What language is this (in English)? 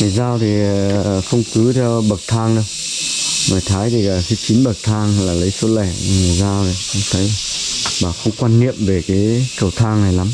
Vietnamese